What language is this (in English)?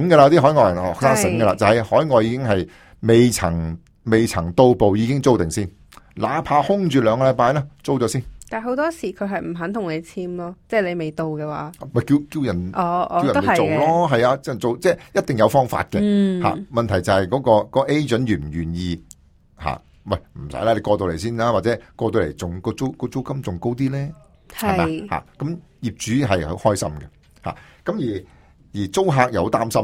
Chinese